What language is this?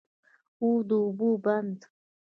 Pashto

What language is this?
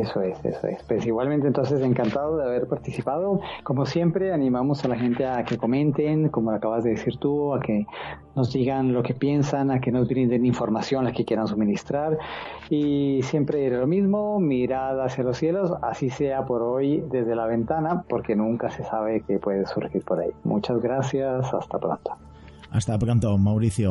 Spanish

